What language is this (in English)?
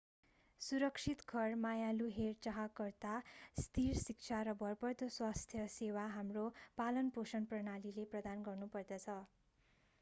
Nepali